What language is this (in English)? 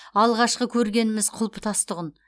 Kazakh